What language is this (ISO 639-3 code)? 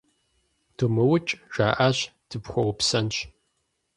kbd